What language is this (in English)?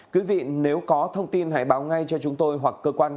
Vietnamese